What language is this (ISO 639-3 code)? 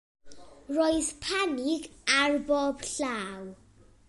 cym